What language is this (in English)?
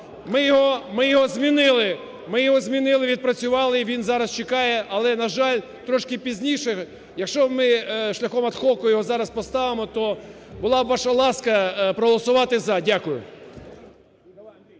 Ukrainian